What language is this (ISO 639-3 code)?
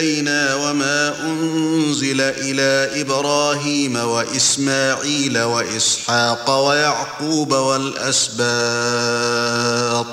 ara